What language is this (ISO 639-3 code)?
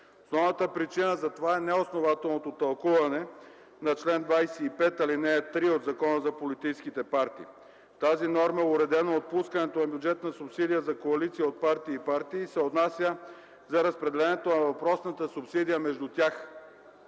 bul